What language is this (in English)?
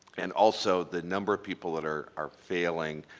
English